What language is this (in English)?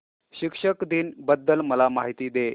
Marathi